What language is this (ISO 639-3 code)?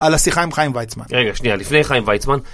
heb